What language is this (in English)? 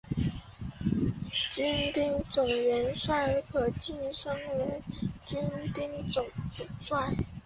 Chinese